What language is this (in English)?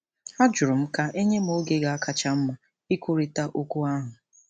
Igbo